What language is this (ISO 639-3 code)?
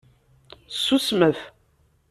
kab